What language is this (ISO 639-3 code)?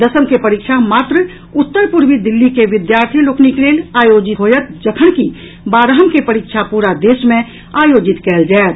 mai